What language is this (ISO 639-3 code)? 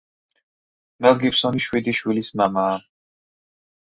kat